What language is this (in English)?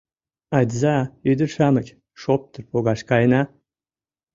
Mari